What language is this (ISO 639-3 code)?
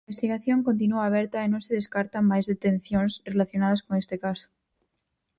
glg